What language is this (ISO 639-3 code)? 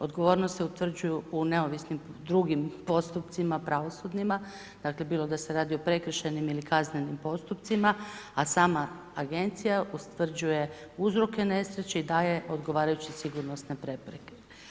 hrv